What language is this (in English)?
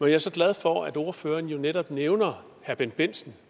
Danish